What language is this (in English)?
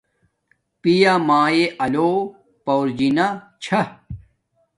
Domaaki